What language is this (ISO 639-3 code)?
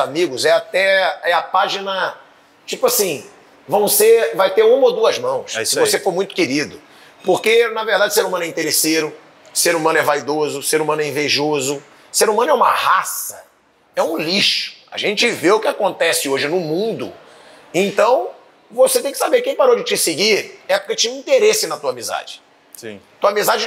por